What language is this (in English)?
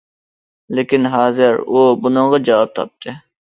Uyghur